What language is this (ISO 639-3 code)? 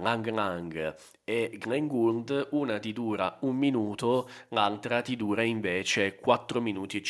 ita